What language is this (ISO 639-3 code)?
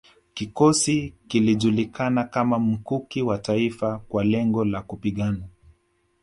swa